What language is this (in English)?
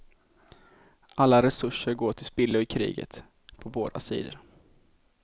Swedish